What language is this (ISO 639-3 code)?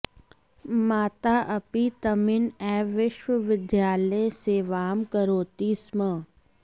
san